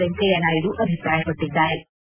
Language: Kannada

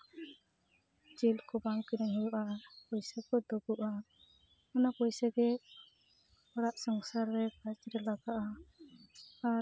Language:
Santali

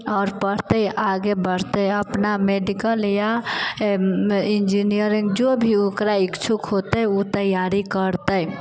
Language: Maithili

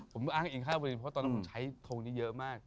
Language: Thai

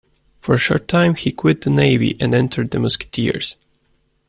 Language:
English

